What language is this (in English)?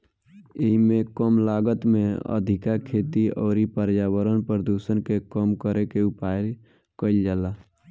Bhojpuri